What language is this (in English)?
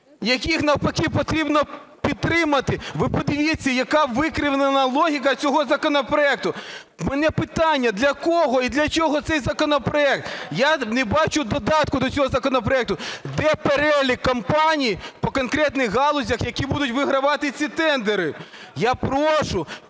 Ukrainian